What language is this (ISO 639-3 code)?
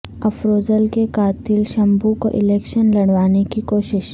urd